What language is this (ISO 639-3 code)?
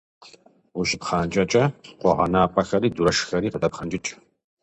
kbd